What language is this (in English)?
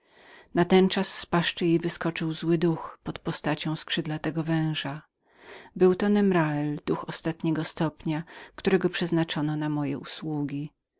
Polish